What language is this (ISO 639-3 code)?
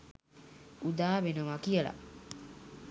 sin